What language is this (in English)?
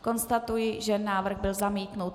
Czech